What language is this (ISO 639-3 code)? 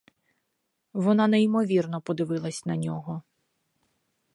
ukr